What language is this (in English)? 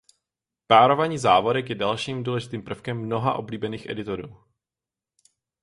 Czech